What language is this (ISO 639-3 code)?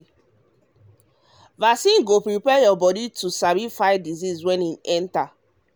pcm